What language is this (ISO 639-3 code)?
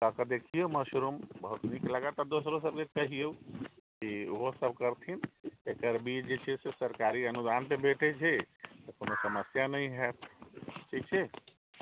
mai